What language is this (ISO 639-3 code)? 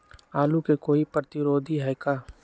mag